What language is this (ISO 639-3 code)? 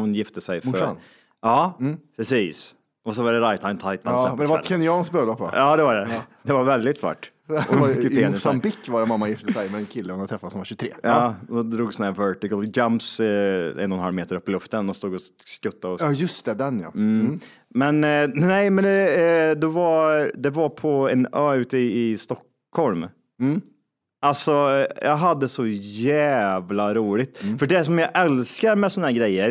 swe